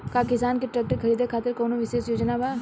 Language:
Bhojpuri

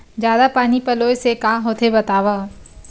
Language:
Chhattisgarhi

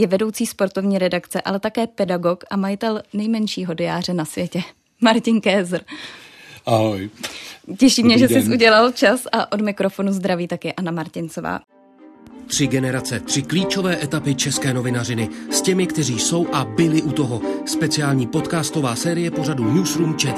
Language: Czech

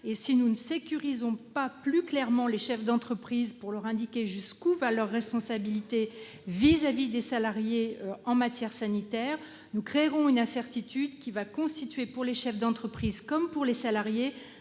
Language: French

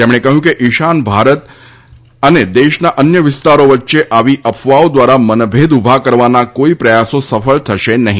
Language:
Gujarati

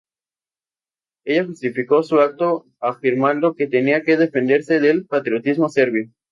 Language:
Spanish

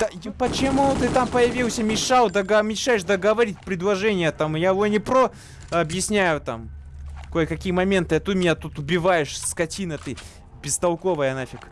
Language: Russian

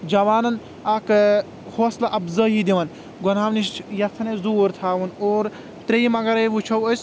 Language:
Kashmiri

